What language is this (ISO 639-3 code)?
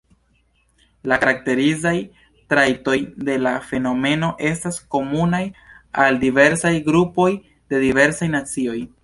epo